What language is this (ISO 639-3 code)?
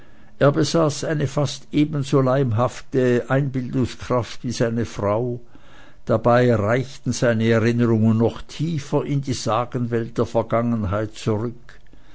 deu